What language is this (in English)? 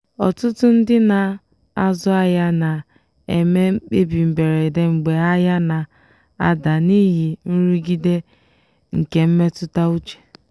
Igbo